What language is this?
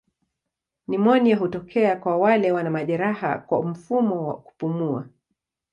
Swahili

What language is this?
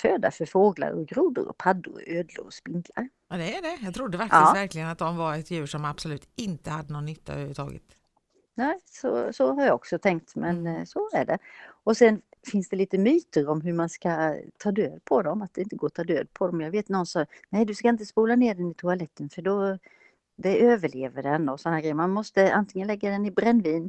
Swedish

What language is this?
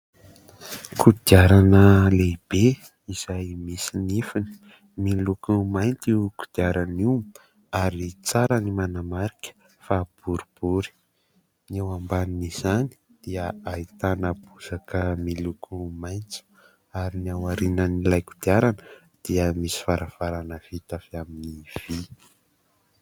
Malagasy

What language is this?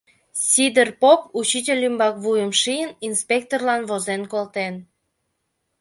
Mari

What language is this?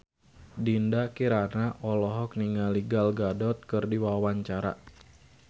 Sundanese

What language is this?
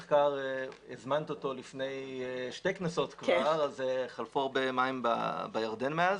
Hebrew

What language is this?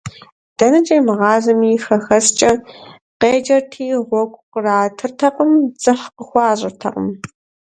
Kabardian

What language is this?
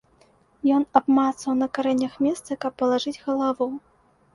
Belarusian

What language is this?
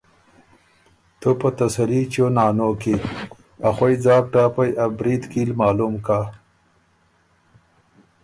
Ormuri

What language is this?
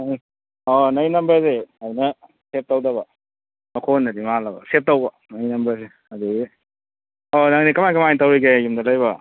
Manipuri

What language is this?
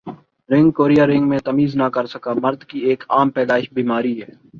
Urdu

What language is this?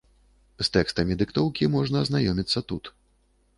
Belarusian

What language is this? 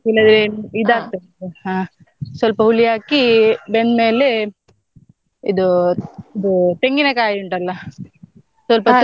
Kannada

